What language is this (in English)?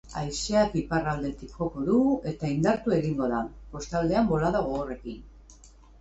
Basque